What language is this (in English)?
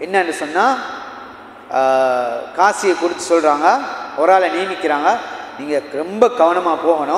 Arabic